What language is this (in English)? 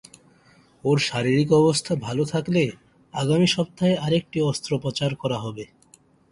Bangla